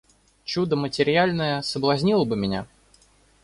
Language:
Russian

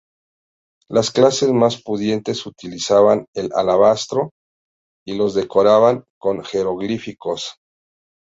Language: Spanish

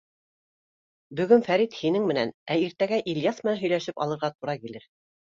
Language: Bashkir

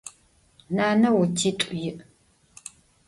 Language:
Adyghe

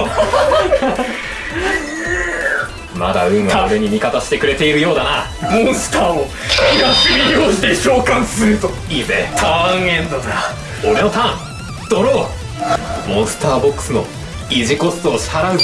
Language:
Japanese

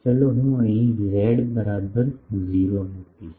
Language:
Gujarati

